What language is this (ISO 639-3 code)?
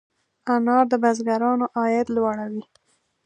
pus